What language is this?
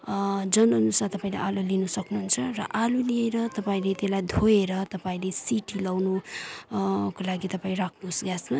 Nepali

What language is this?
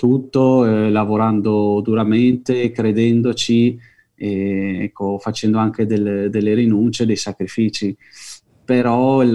Italian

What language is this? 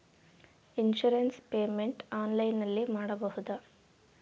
Kannada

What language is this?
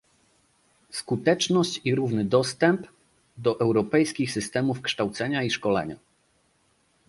Polish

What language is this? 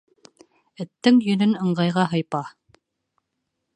Bashkir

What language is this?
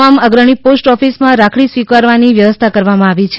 Gujarati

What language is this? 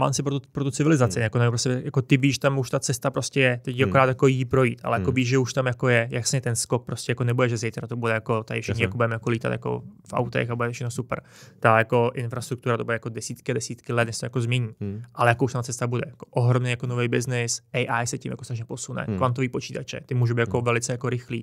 Czech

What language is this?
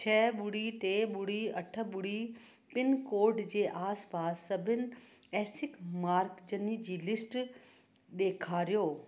Sindhi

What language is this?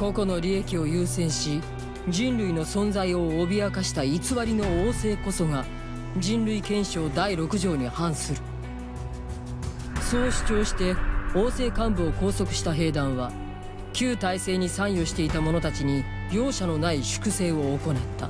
Japanese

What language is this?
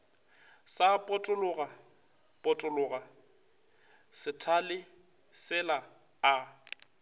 Northern Sotho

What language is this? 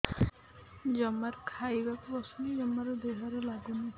Odia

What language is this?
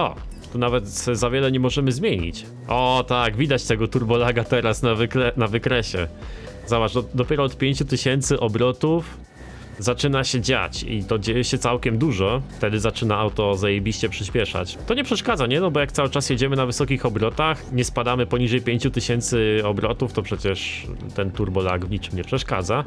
Polish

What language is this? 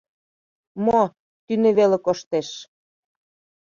Mari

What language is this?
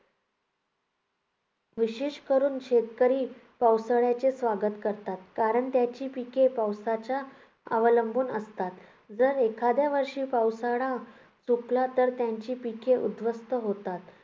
Marathi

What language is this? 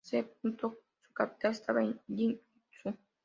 Spanish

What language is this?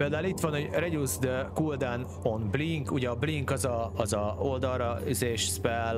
Hungarian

